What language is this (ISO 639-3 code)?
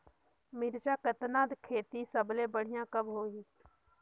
hne